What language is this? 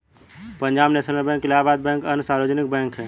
Hindi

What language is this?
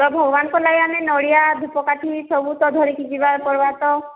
Odia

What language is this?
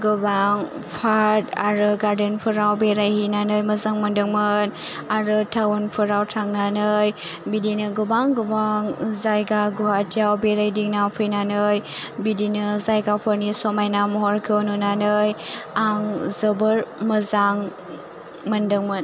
Bodo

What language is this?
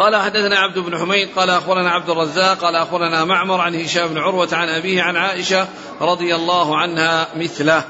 Arabic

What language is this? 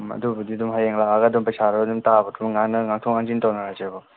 Manipuri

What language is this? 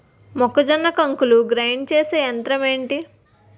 Telugu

